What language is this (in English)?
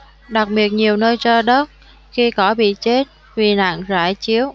Vietnamese